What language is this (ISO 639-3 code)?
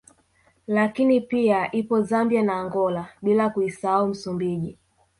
swa